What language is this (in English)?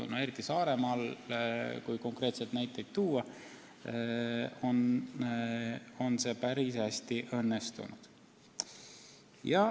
Estonian